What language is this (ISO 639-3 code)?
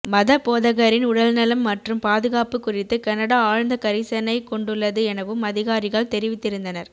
tam